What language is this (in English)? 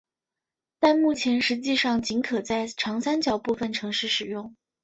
Chinese